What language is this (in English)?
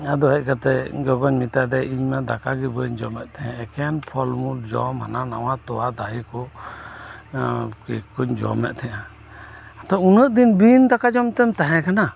Santali